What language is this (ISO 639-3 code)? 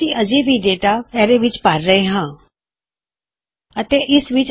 pan